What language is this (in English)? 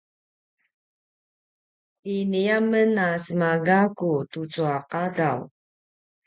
Paiwan